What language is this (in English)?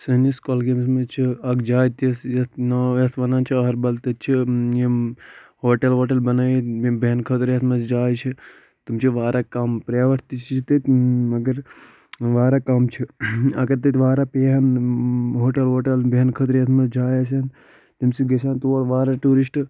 Kashmiri